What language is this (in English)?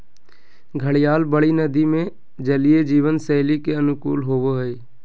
Magahi